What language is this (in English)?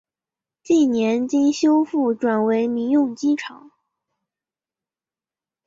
Chinese